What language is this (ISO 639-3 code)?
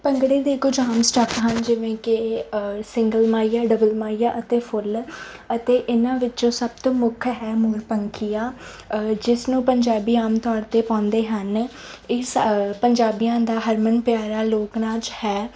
pan